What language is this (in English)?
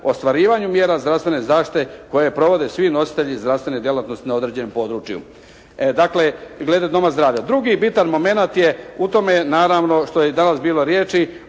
Croatian